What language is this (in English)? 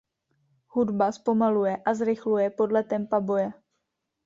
Czech